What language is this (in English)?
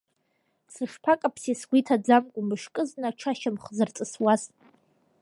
Abkhazian